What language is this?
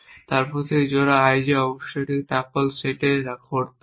Bangla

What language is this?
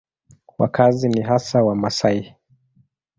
Swahili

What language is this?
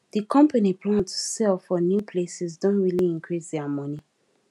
Nigerian Pidgin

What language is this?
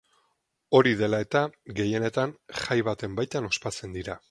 Basque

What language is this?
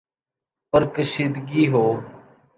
Urdu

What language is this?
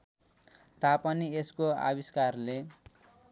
Nepali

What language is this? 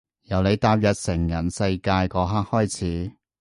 Cantonese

